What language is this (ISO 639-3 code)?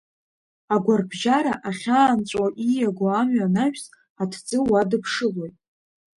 abk